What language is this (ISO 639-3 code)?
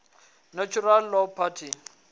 ven